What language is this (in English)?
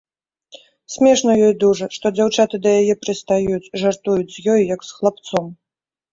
Belarusian